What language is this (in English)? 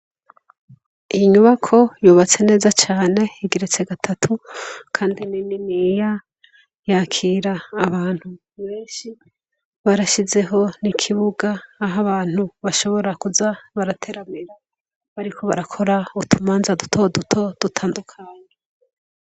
Rundi